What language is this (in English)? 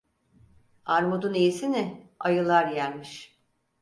Turkish